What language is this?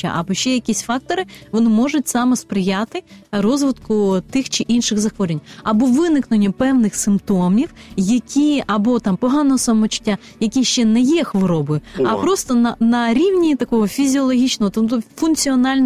Ukrainian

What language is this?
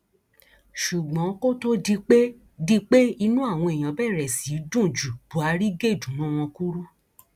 Yoruba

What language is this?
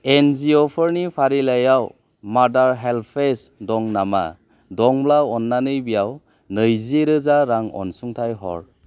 Bodo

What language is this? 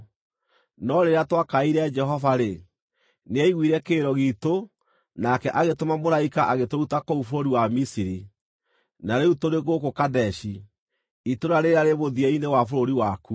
Kikuyu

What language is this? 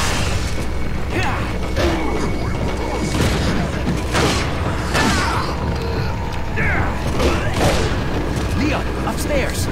English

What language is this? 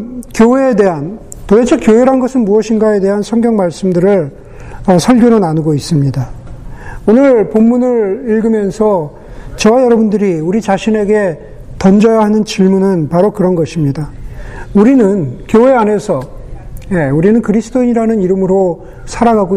Korean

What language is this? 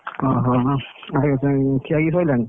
Odia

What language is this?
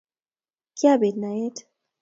Kalenjin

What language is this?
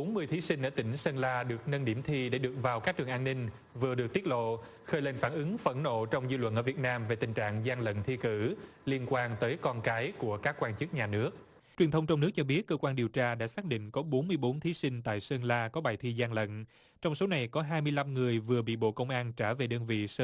Vietnamese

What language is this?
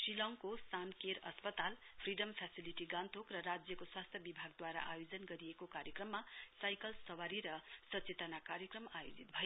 Nepali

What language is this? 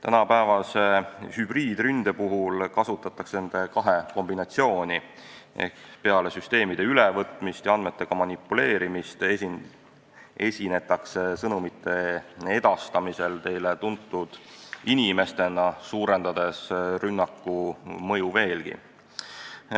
Estonian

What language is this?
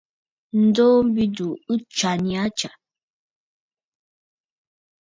Bafut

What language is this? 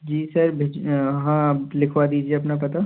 Hindi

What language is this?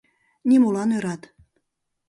Mari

